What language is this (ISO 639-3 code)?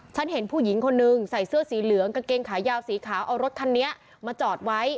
tha